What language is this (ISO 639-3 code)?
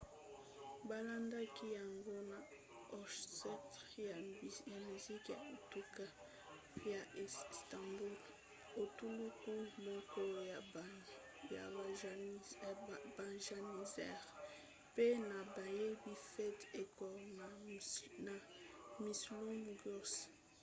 lin